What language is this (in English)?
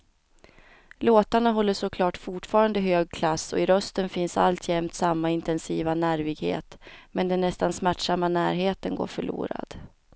Swedish